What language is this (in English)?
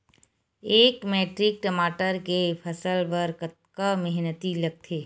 Chhattisgarhi